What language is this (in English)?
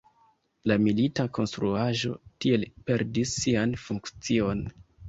Esperanto